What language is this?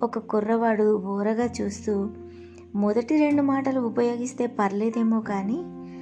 Telugu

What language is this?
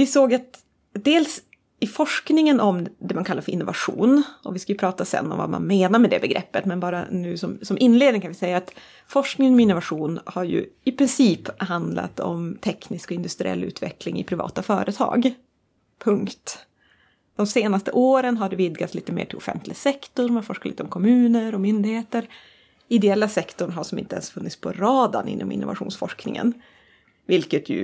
Swedish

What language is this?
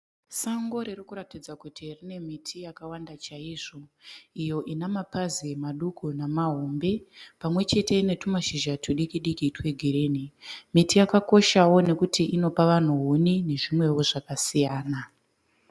Shona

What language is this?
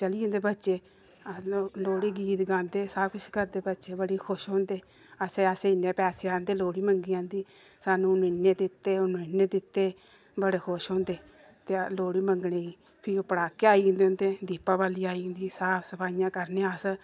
Dogri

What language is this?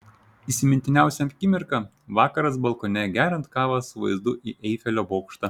Lithuanian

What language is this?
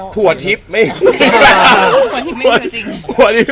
Thai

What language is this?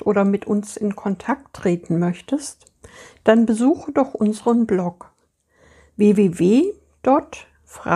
German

